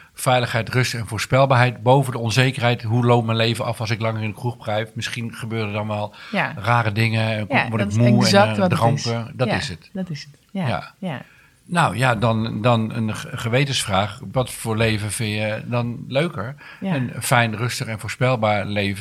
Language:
Dutch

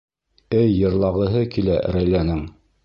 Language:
Bashkir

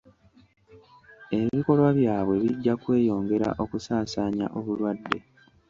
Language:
Ganda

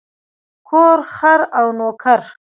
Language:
Pashto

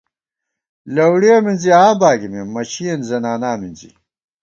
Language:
Gawar-Bati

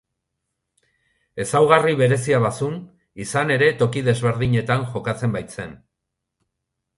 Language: Basque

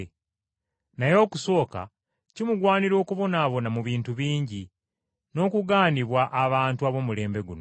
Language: Ganda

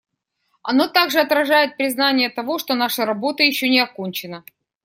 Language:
Russian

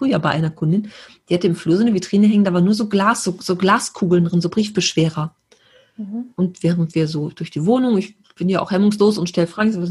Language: German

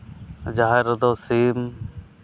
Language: Santali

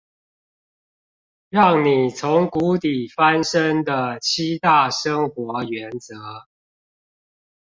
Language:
Chinese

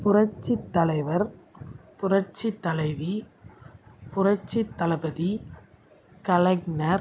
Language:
Tamil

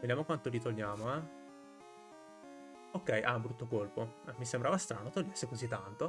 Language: Italian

